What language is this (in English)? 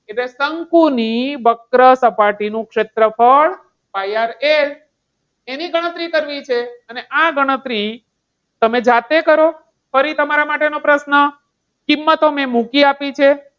Gujarati